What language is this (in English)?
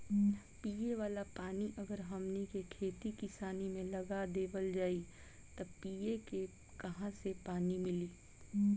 Bhojpuri